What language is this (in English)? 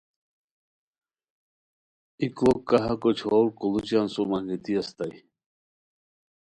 Khowar